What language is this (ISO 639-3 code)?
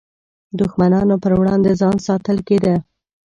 pus